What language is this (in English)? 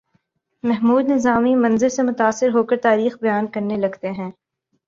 Urdu